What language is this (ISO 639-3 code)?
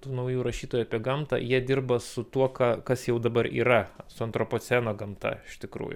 lit